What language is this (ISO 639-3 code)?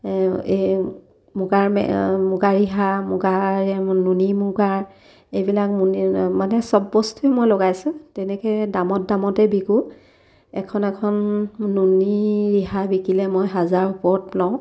asm